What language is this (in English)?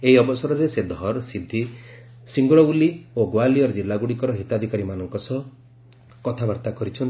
Odia